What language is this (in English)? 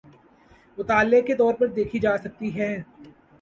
Urdu